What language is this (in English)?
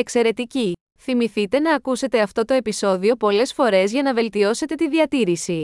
Greek